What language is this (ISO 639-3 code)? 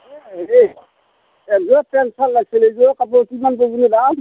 asm